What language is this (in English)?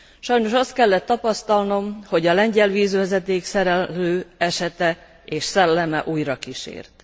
Hungarian